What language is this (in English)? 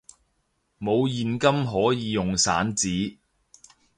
Cantonese